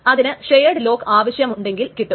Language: Malayalam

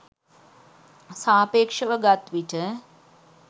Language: Sinhala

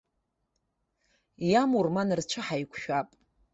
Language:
Abkhazian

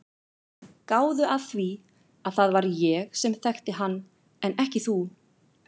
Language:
Icelandic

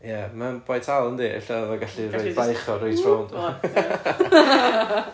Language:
Welsh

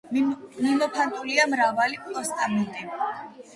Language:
Georgian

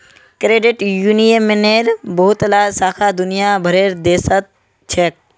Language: Magahi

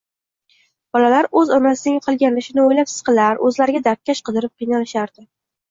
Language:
Uzbek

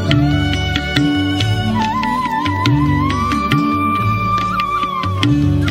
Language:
Romanian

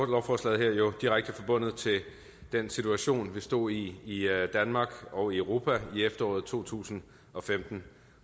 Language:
Danish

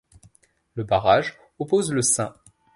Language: French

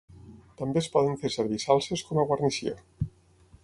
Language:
Catalan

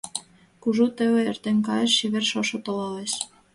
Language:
Mari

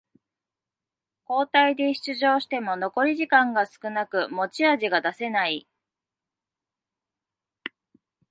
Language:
Japanese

